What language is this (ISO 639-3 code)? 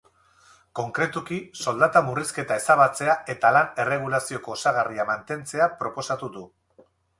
eus